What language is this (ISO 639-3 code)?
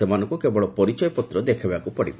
ori